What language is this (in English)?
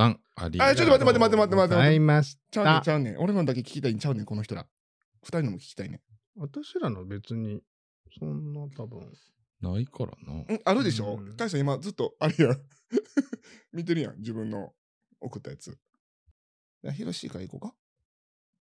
Japanese